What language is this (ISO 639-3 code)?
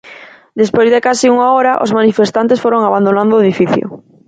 glg